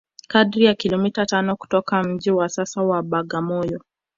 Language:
Swahili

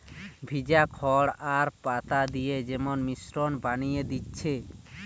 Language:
Bangla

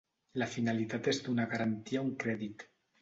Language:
Catalan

